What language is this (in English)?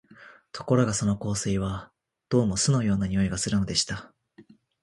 Japanese